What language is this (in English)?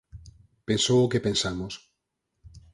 Galician